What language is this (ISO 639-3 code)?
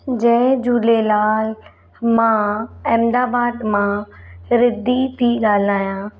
snd